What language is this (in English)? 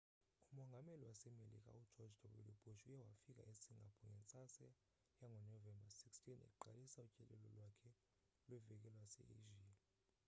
Xhosa